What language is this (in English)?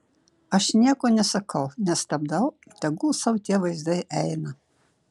Lithuanian